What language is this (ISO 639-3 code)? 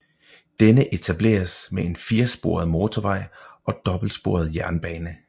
dan